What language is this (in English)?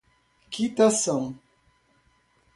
Portuguese